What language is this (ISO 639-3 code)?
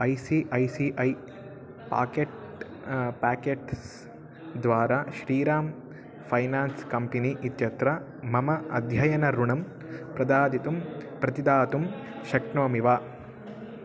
san